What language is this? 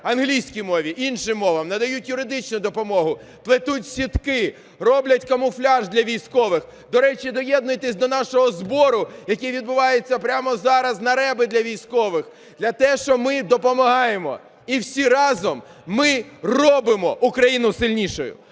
Ukrainian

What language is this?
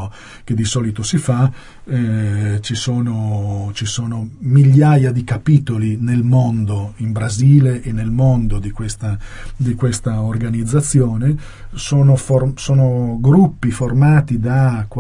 Italian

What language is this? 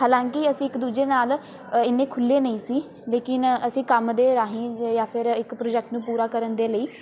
Punjabi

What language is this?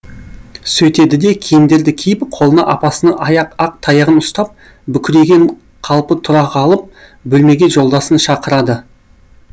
Kazakh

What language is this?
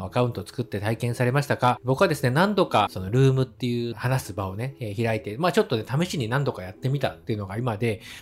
Japanese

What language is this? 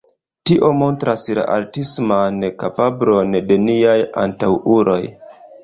Esperanto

